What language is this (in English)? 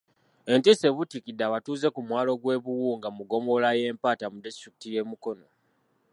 Ganda